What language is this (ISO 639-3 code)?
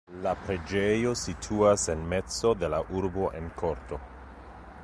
epo